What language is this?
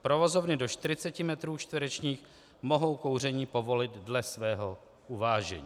Czech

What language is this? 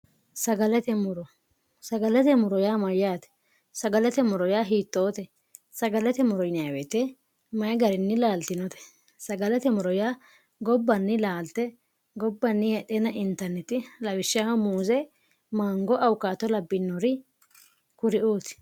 Sidamo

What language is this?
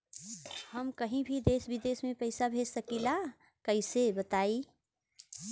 Bhojpuri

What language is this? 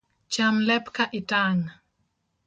Luo (Kenya and Tanzania)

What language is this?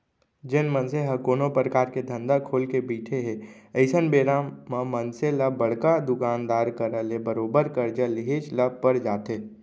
Chhattisgarhi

